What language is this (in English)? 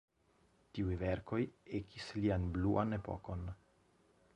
Esperanto